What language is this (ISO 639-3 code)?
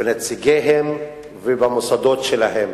heb